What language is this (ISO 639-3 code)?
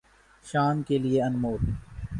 urd